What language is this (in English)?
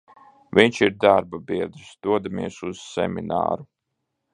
Latvian